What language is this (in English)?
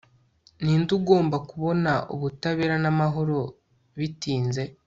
Kinyarwanda